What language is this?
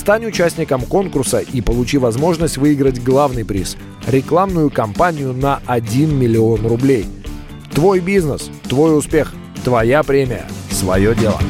Russian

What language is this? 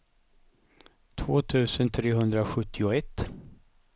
Swedish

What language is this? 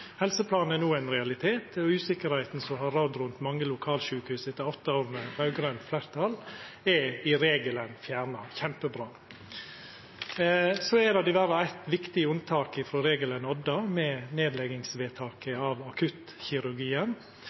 Norwegian Nynorsk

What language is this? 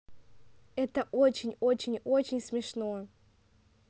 Russian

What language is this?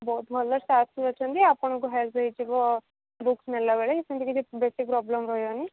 Odia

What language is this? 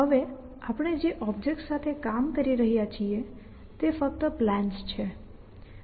Gujarati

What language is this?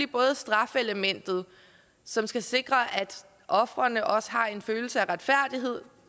Danish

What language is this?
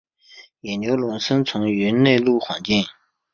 Chinese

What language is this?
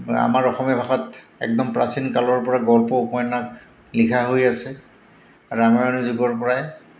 Assamese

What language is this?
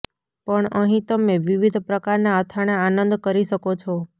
Gujarati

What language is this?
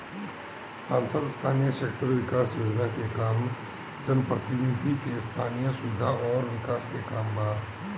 Bhojpuri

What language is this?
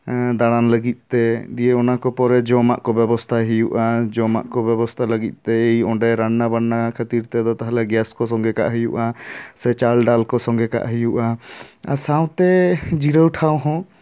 Santali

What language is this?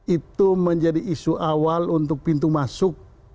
Indonesian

